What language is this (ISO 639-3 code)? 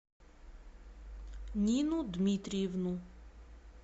rus